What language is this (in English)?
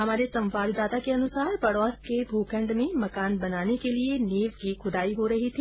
Hindi